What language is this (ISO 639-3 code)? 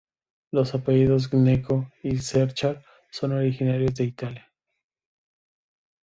spa